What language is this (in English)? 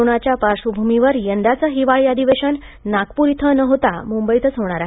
Marathi